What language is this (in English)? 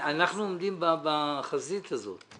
Hebrew